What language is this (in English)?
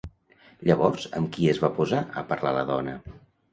Catalan